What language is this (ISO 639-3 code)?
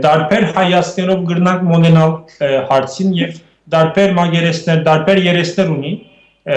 tur